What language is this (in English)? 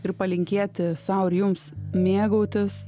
Lithuanian